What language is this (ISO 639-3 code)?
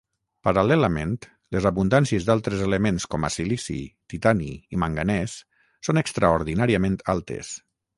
cat